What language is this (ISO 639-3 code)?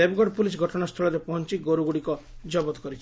ori